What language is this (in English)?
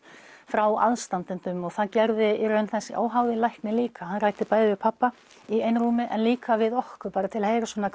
Icelandic